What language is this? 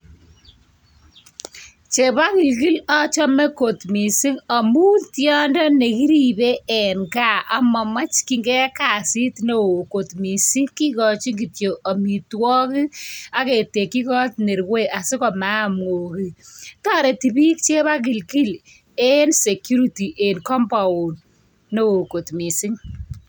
Kalenjin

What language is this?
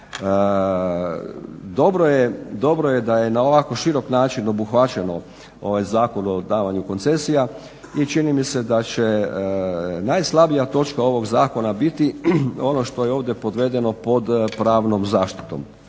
Croatian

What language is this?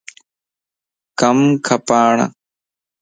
Lasi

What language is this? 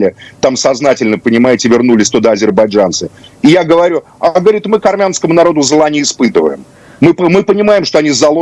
Russian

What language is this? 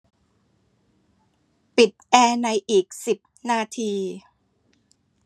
Thai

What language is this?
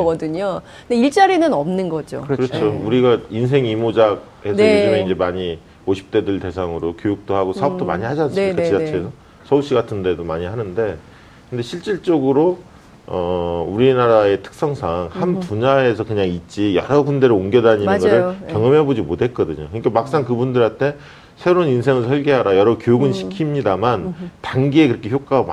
Korean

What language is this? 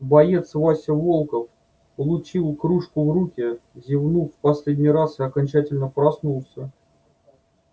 Russian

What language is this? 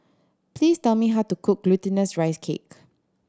English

